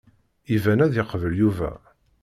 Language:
Kabyle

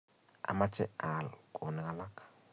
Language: Kalenjin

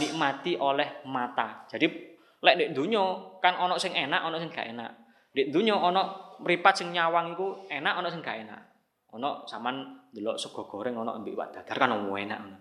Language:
Indonesian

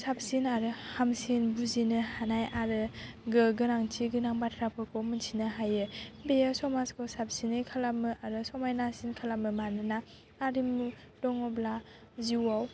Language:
Bodo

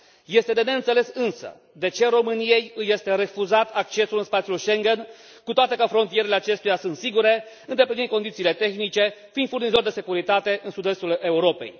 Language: Romanian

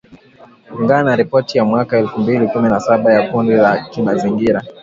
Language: Swahili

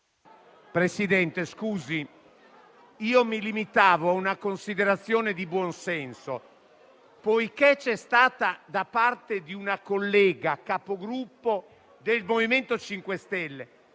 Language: Italian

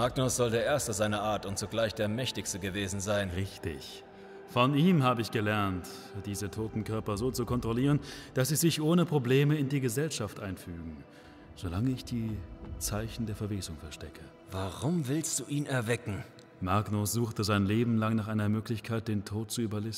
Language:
German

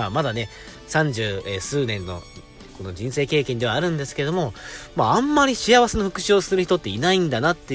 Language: Japanese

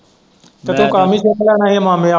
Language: Punjabi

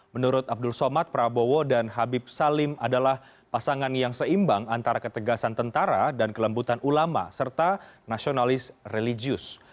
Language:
Indonesian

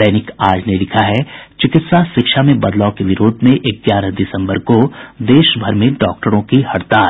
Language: Hindi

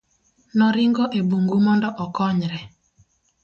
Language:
Luo (Kenya and Tanzania)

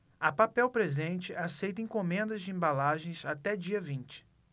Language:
Portuguese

